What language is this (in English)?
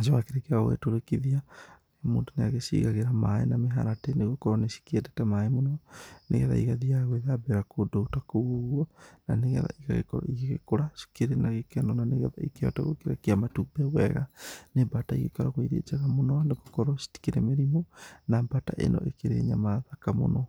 Kikuyu